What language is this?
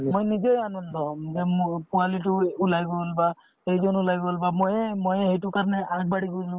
Assamese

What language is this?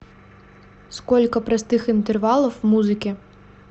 Russian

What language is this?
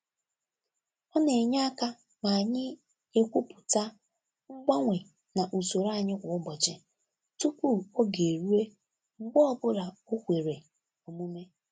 Igbo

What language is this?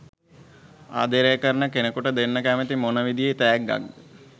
Sinhala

